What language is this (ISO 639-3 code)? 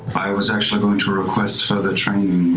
eng